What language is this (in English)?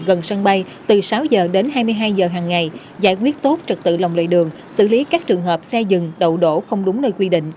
Vietnamese